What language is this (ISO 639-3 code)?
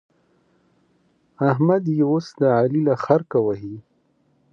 pus